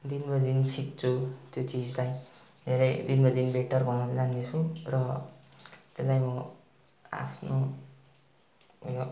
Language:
Nepali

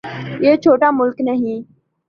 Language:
Urdu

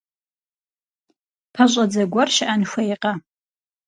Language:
Kabardian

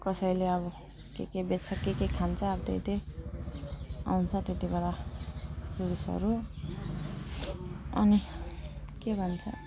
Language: Nepali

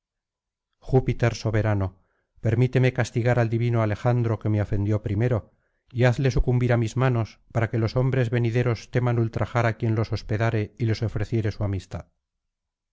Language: Spanish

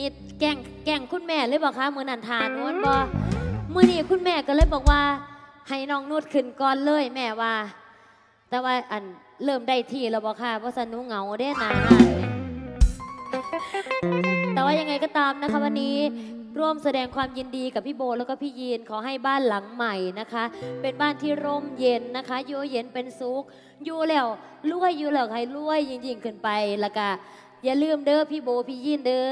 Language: Thai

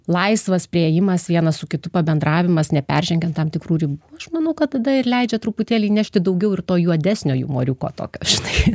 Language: Lithuanian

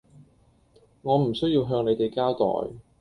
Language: Cantonese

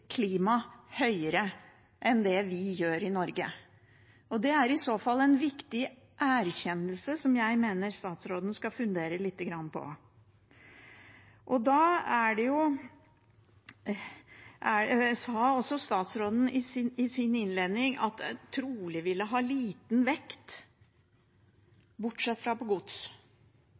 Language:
Norwegian Bokmål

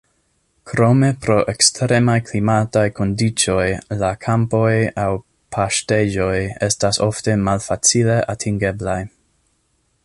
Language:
Esperanto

